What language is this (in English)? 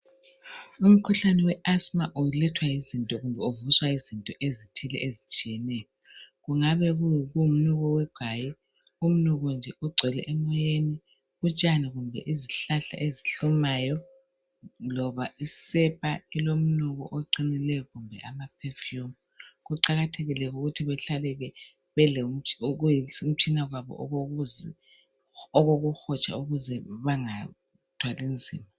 North Ndebele